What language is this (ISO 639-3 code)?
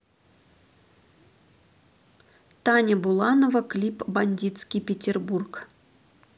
rus